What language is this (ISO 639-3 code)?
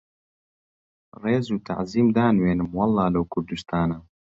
ckb